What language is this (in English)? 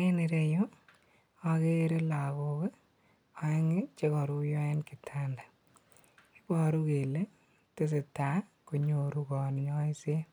Kalenjin